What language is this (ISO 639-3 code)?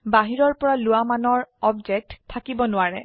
asm